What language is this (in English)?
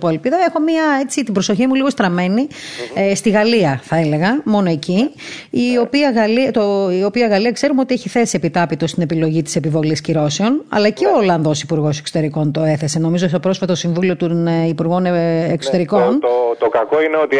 Greek